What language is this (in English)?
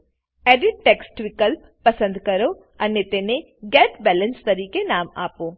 Gujarati